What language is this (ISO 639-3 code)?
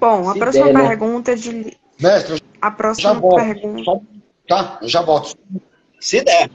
por